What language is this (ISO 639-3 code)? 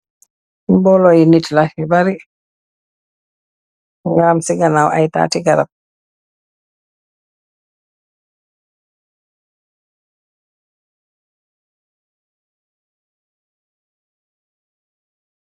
wol